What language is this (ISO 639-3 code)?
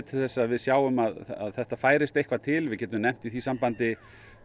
isl